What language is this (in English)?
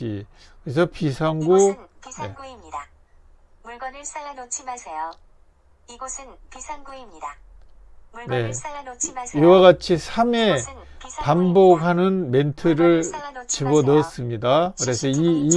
Korean